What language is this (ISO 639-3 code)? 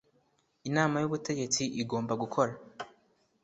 kin